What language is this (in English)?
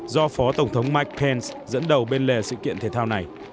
Vietnamese